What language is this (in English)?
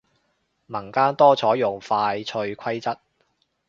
Cantonese